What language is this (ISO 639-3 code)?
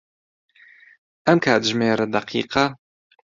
ckb